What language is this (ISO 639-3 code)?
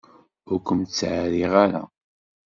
kab